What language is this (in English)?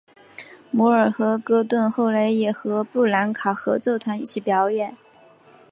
Chinese